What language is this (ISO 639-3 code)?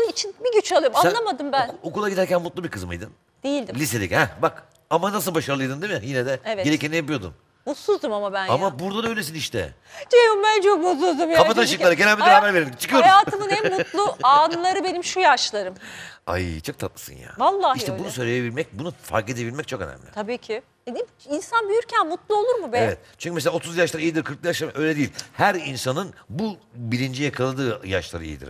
tur